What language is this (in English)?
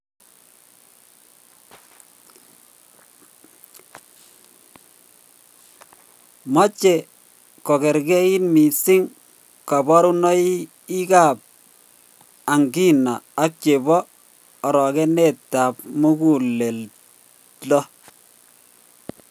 Kalenjin